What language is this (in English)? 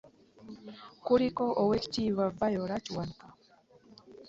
Ganda